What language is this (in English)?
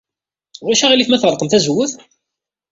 Kabyle